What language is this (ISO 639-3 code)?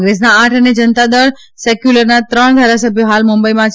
guj